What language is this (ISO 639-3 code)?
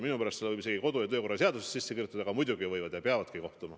est